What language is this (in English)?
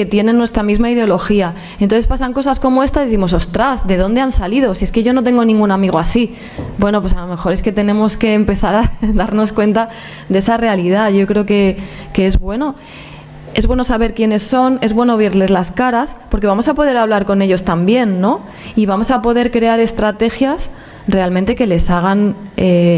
Spanish